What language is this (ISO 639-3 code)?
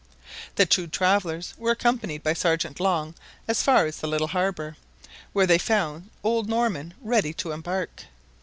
eng